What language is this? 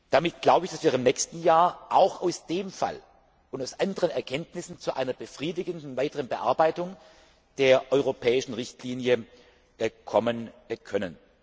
German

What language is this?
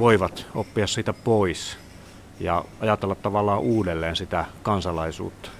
Finnish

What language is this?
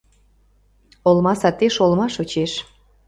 Mari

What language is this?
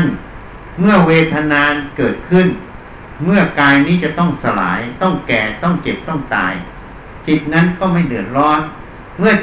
Thai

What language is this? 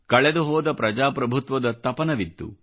Kannada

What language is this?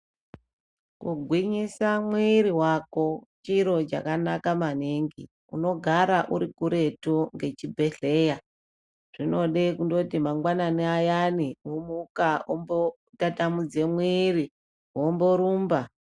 Ndau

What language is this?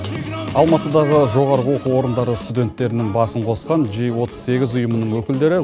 Kazakh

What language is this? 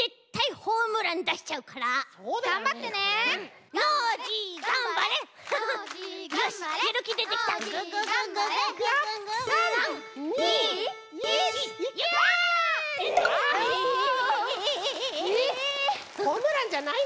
Japanese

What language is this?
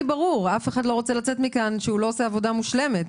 Hebrew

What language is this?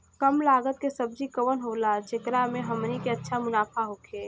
Bhojpuri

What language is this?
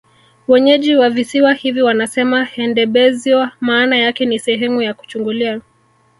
Swahili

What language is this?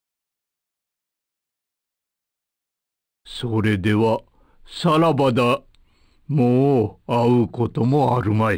Japanese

